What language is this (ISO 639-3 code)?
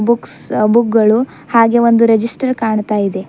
kan